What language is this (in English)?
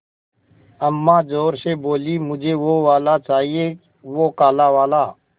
Hindi